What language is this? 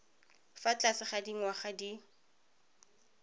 Tswana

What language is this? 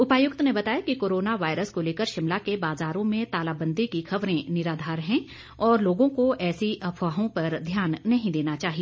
Hindi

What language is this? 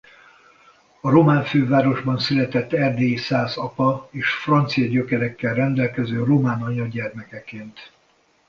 Hungarian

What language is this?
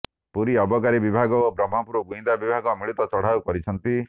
Odia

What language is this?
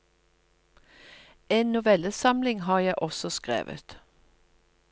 Norwegian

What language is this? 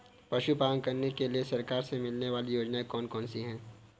Hindi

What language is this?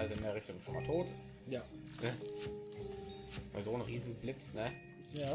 German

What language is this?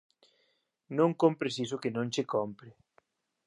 Galician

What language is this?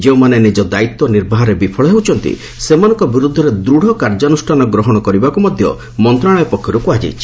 Odia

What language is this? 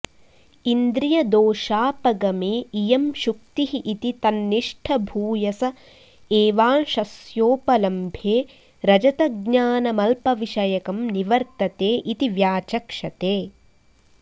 Sanskrit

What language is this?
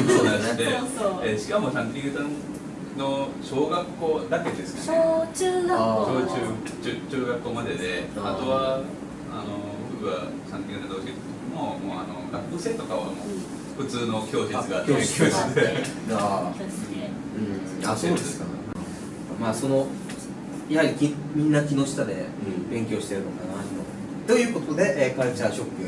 Japanese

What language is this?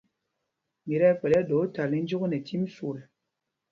Mpumpong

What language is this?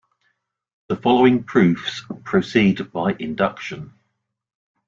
English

